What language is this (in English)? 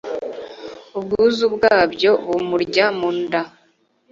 Kinyarwanda